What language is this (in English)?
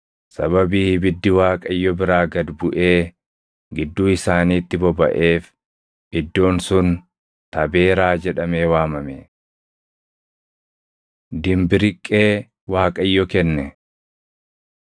Oromo